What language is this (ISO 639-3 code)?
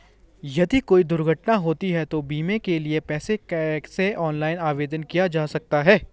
hin